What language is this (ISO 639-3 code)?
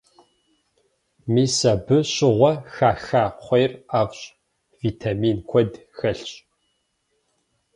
kbd